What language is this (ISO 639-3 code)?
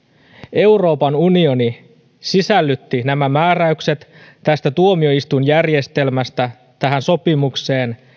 fin